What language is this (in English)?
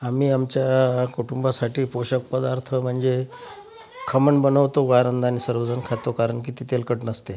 Marathi